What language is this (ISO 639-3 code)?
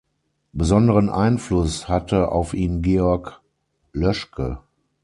deu